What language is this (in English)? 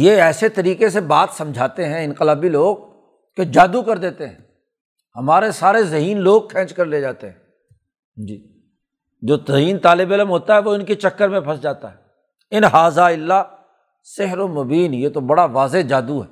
Urdu